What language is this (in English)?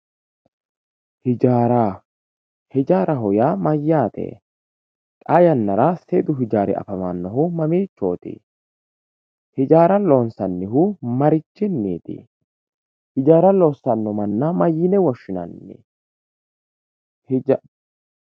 Sidamo